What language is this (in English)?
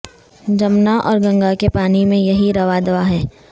Urdu